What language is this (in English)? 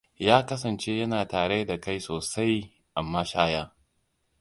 Hausa